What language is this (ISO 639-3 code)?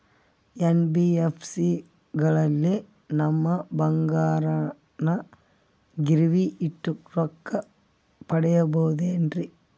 kan